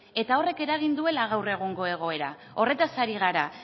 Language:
Basque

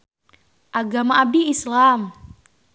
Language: Sundanese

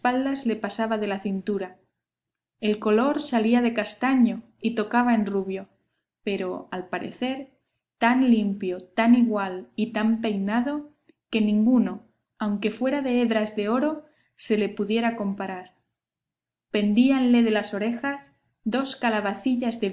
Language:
Spanish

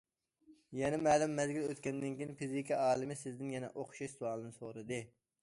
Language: Uyghur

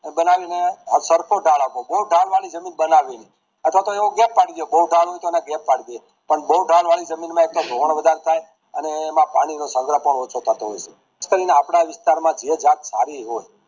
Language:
Gujarati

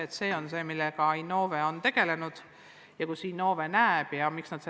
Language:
Estonian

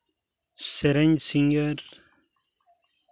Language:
Santali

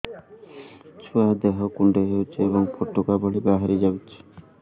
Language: Odia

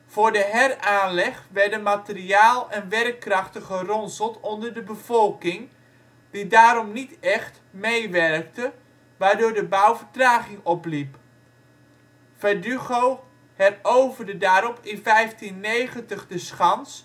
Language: Dutch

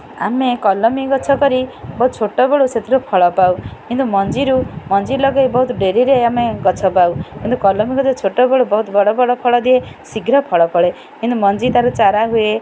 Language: Odia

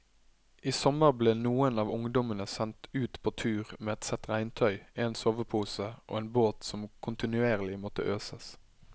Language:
Norwegian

